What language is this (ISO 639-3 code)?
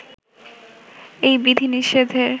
ben